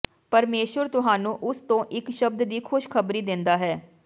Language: Punjabi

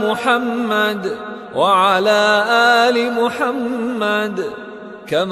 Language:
Arabic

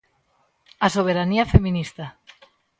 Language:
Galician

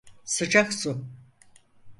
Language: Turkish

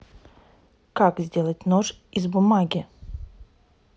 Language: Russian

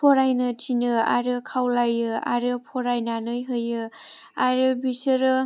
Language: Bodo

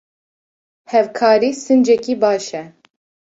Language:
Kurdish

